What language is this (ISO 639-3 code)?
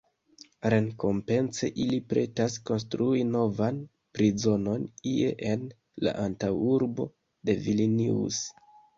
epo